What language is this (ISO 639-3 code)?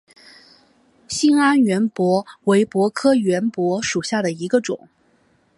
zho